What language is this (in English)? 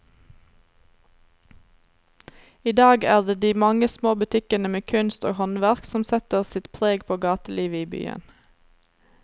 Norwegian